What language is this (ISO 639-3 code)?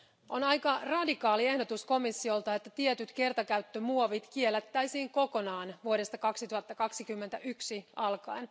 fin